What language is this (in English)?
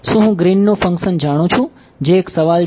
Gujarati